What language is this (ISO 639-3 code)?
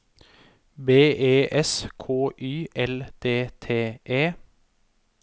nor